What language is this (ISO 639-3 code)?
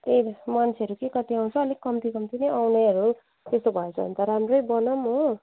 nep